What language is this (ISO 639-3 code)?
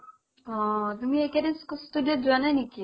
asm